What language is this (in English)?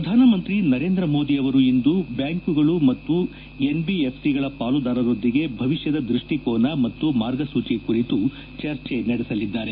Kannada